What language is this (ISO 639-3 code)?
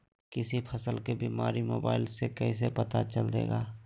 mag